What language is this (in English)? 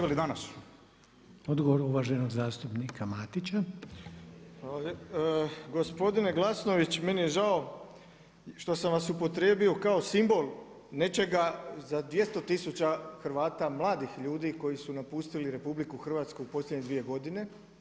Croatian